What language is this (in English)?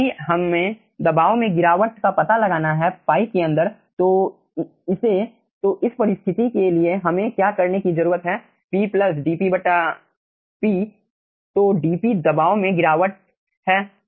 Hindi